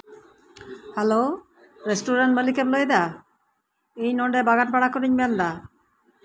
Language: Santali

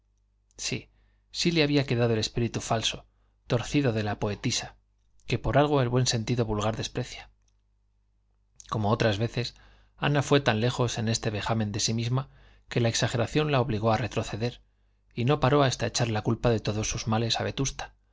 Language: Spanish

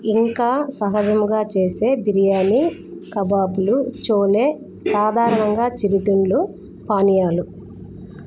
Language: Telugu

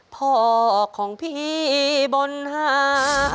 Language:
Thai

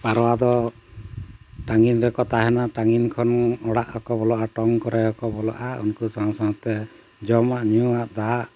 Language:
Santali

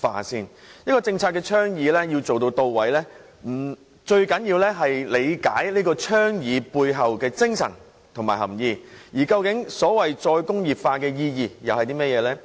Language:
Cantonese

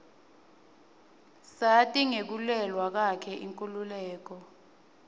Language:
Swati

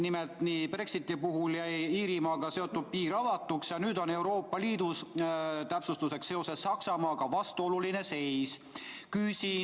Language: Estonian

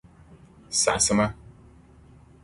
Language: Dagbani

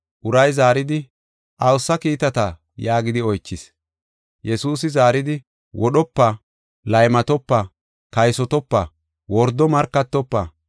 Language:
Gofa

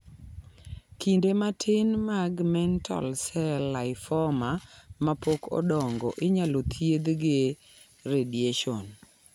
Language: Luo (Kenya and Tanzania)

